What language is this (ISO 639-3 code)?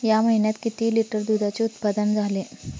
mar